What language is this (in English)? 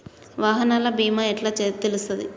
Telugu